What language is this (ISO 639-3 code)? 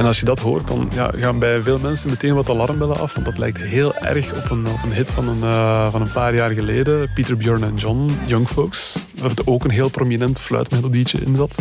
nld